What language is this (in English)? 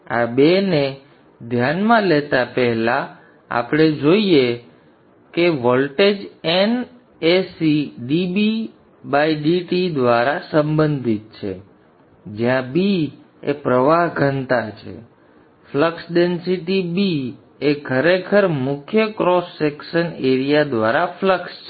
Gujarati